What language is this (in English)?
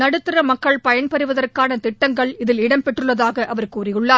Tamil